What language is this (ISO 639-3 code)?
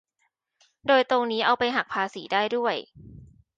tha